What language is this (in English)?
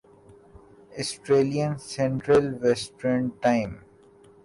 Urdu